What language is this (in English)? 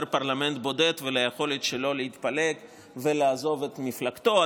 Hebrew